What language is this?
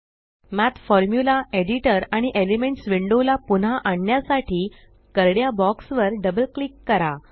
Marathi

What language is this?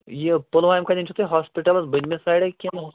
Kashmiri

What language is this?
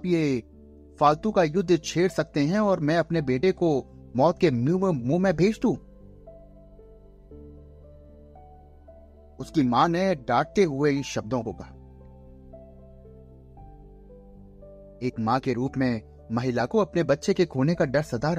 Hindi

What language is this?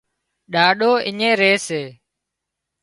Wadiyara Koli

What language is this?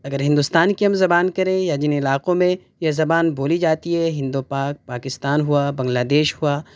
Urdu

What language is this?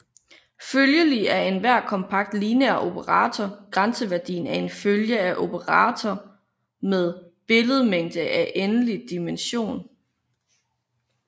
Danish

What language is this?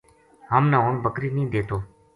Gujari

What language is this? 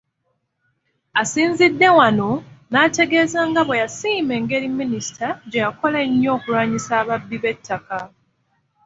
Ganda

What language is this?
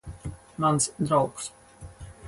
Latvian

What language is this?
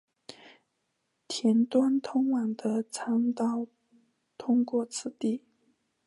Chinese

